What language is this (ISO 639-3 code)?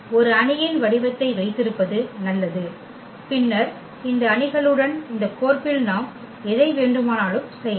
tam